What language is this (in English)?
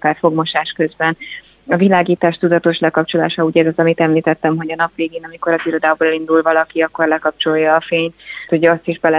Hungarian